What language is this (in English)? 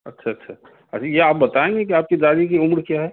Urdu